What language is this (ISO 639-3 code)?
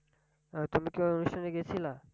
ben